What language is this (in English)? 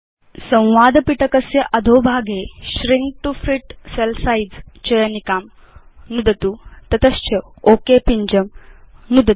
Sanskrit